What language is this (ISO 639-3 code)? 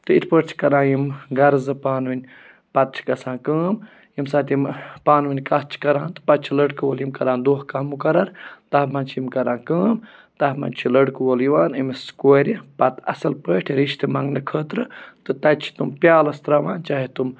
kas